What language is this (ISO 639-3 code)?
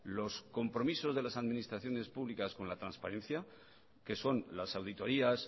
spa